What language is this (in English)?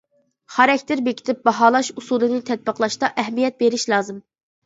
Uyghur